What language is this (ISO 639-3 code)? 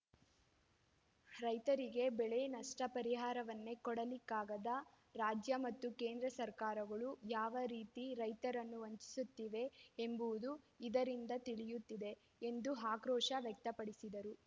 kan